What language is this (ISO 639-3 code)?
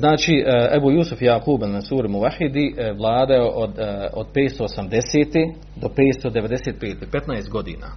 hrv